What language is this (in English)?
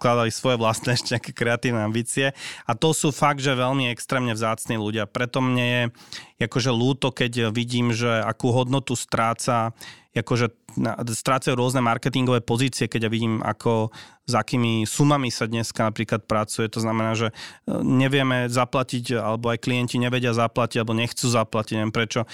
Slovak